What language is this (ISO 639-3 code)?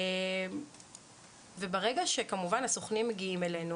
heb